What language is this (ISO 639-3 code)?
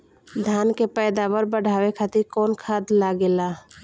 bho